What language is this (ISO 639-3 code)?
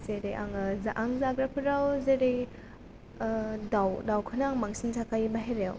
brx